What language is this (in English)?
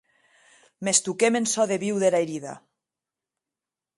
Occitan